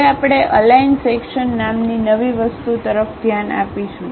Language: Gujarati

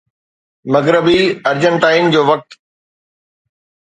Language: Sindhi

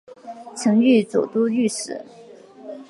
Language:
Chinese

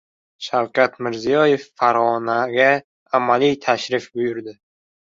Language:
Uzbek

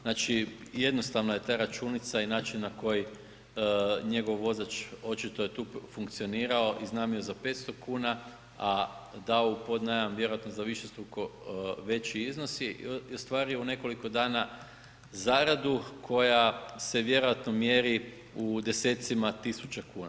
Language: Croatian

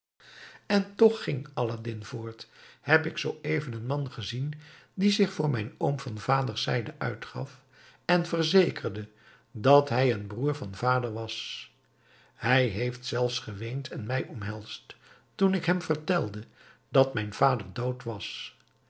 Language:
Dutch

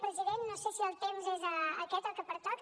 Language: Catalan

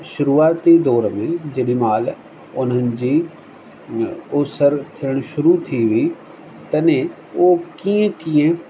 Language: Sindhi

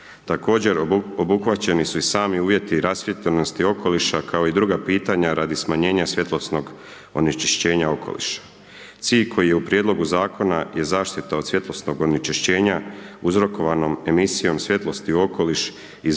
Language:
Croatian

